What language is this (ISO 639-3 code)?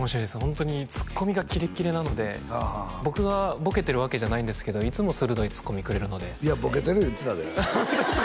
jpn